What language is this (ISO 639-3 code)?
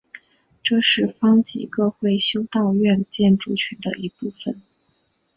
zho